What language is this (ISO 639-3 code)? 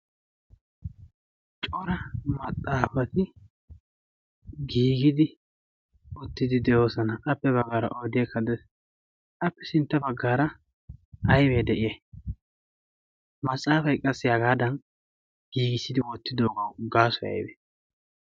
wal